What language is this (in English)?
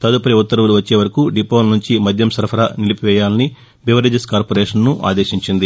Telugu